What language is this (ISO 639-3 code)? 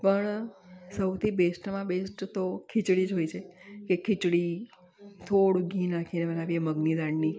guj